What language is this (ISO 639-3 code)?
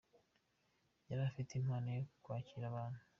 kin